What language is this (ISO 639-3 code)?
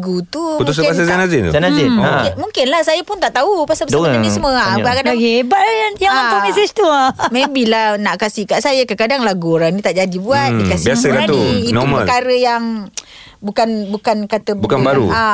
msa